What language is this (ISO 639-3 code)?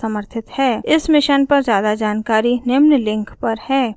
hin